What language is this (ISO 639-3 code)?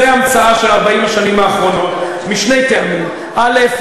heb